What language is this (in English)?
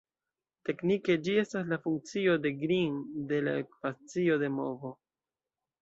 Esperanto